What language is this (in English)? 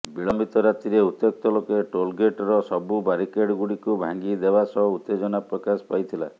Odia